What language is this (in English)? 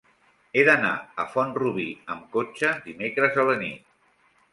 Catalan